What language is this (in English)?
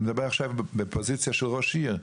Hebrew